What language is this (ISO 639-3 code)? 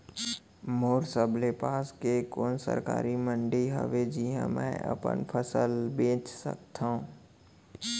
hne